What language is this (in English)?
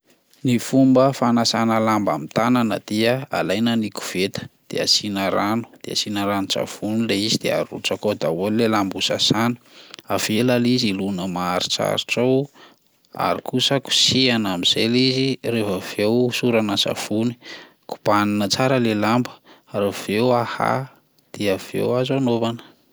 Malagasy